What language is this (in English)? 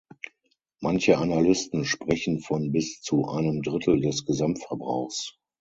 German